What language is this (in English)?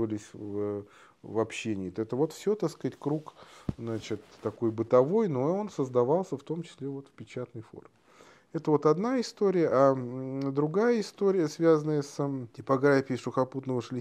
Russian